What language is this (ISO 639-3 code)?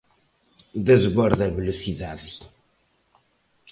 glg